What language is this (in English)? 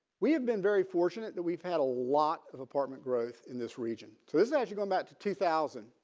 English